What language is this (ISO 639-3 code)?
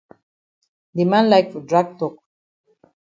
wes